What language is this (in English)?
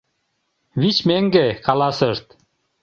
Mari